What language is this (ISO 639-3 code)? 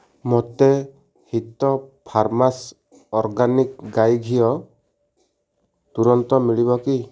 ori